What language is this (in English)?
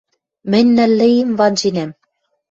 Western Mari